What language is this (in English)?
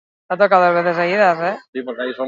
Basque